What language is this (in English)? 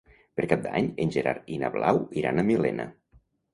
Catalan